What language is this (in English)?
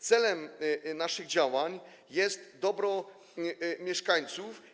Polish